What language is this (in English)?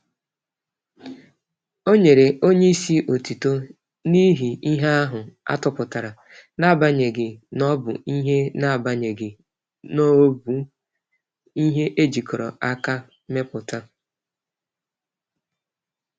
Igbo